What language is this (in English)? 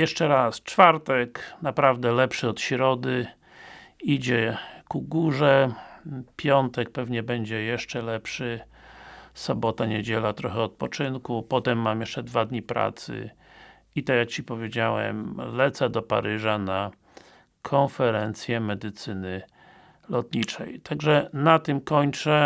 Polish